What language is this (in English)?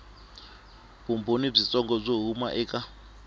Tsonga